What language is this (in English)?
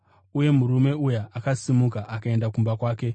Shona